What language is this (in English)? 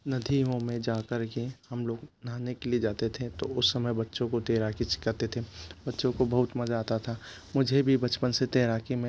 Hindi